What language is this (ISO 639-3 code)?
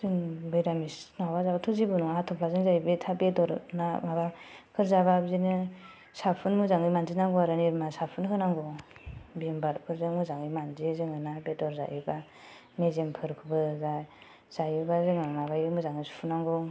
brx